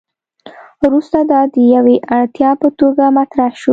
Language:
Pashto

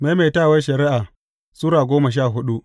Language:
Hausa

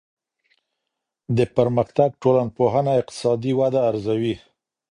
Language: Pashto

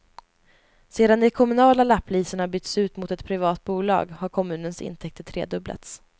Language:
Swedish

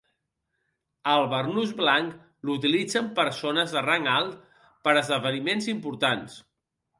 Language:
Catalan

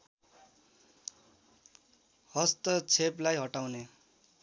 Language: Nepali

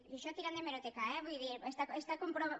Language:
Catalan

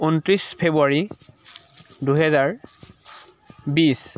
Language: Assamese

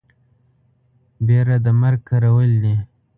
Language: Pashto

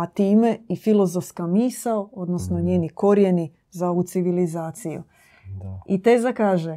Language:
Croatian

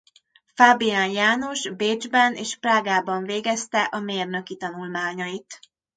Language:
Hungarian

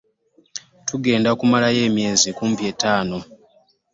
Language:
Ganda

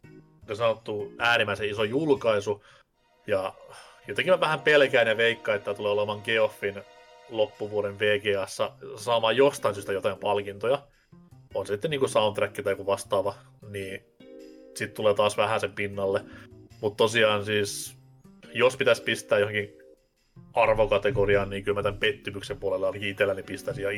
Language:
Finnish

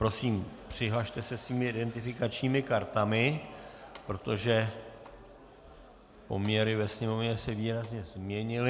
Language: Czech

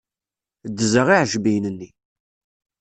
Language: Kabyle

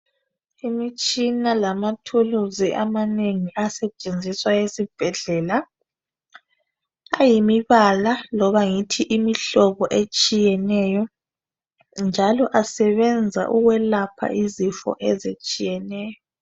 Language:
North Ndebele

